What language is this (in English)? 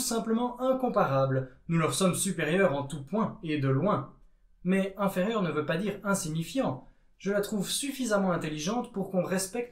French